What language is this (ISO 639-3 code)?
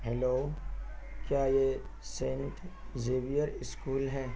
urd